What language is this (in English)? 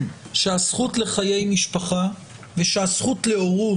Hebrew